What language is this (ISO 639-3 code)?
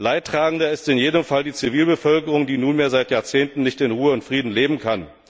deu